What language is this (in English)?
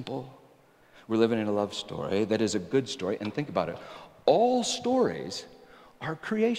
English